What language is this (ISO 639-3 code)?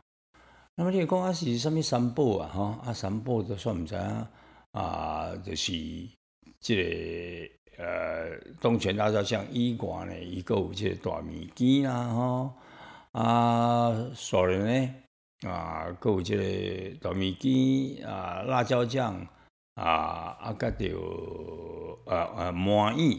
zho